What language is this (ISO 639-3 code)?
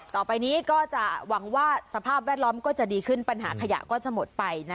tha